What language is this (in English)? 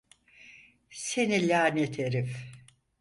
Turkish